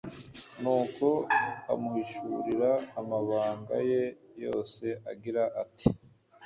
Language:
Kinyarwanda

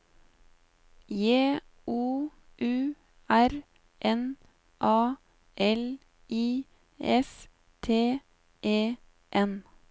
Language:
Norwegian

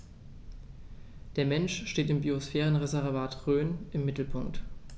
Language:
German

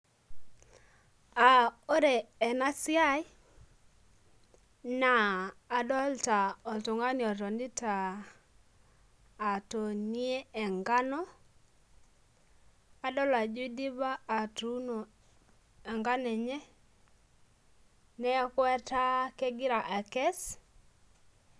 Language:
Masai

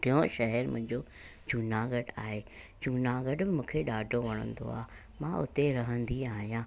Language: Sindhi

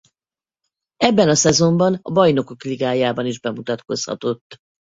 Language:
Hungarian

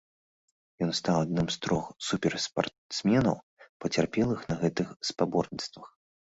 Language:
Belarusian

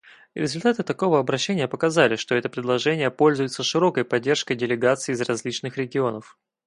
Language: Russian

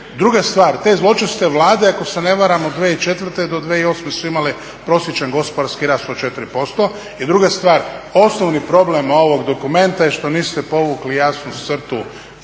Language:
Croatian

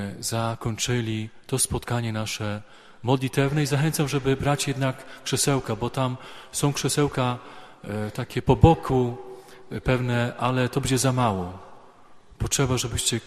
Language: Polish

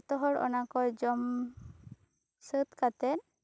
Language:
Santali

